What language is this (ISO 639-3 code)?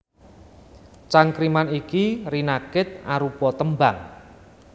jav